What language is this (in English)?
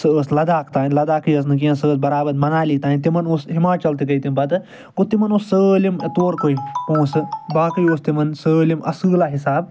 Kashmiri